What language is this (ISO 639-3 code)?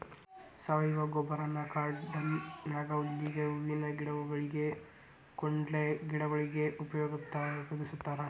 kan